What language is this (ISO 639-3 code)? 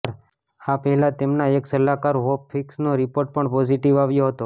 guj